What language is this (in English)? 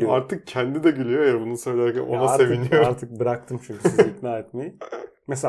Turkish